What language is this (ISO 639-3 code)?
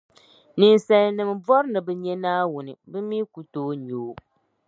dag